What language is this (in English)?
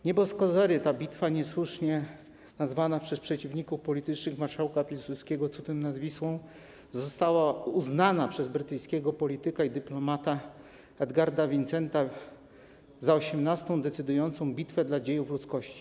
Polish